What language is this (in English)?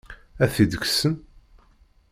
Kabyle